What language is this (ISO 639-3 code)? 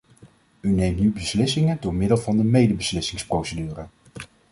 nld